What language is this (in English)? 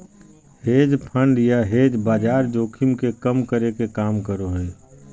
Magahi